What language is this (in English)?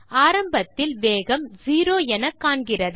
Tamil